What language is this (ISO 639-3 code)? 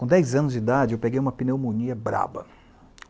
por